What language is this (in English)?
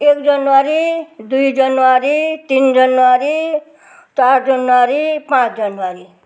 Nepali